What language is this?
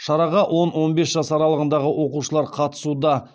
Kazakh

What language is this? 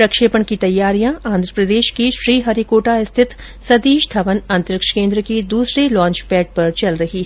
Hindi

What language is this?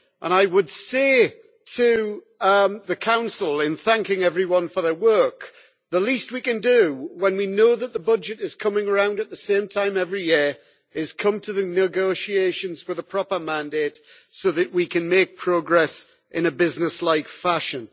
English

